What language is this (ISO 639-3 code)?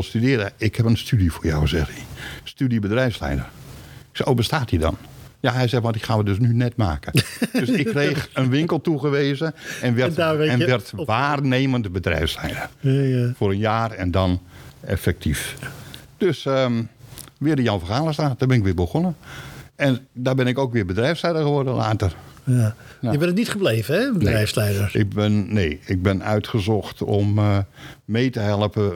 nld